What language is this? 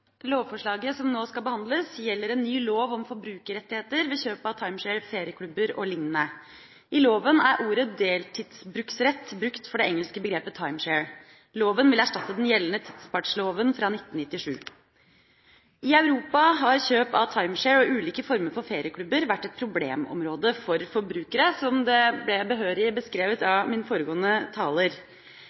Norwegian Bokmål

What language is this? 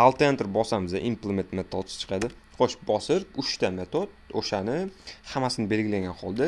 Turkish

